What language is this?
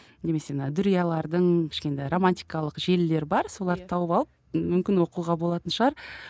Kazakh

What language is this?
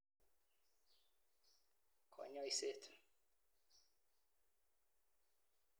Kalenjin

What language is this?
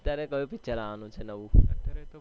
Gujarati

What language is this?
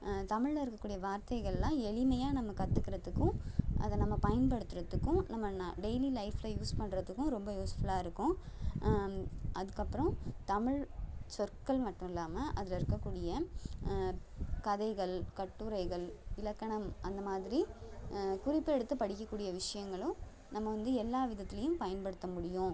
Tamil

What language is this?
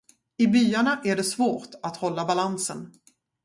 Swedish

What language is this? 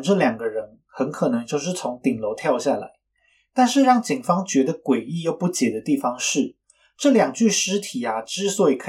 Chinese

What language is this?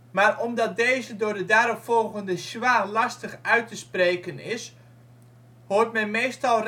Dutch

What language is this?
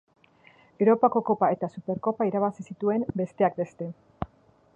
Basque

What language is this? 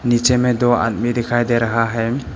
Hindi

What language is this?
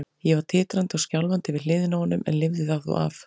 Icelandic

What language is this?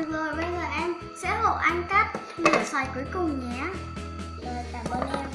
Vietnamese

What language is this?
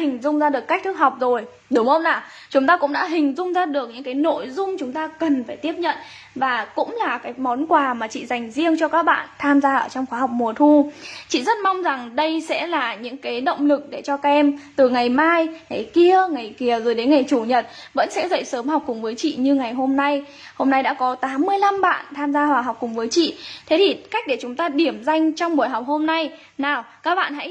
Vietnamese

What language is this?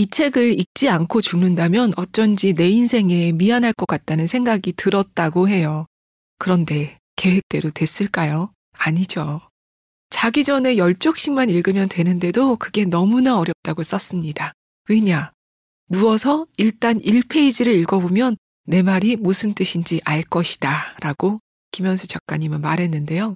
Korean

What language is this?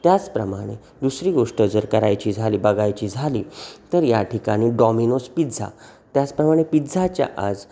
Marathi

